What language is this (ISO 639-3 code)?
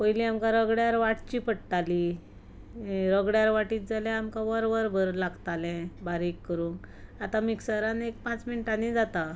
kok